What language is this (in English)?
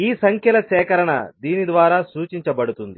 Telugu